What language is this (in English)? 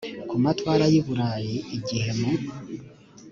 Kinyarwanda